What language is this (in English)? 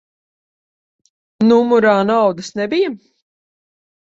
Latvian